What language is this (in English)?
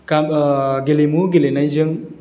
Bodo